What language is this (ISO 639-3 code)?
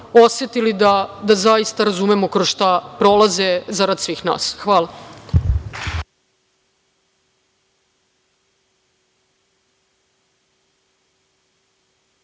srp